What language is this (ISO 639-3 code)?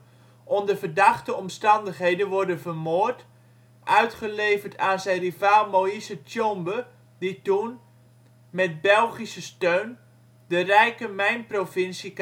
nld